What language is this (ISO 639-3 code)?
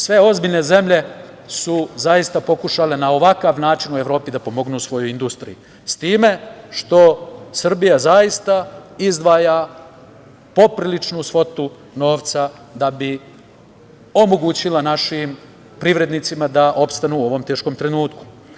srp